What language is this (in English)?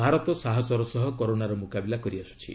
Odia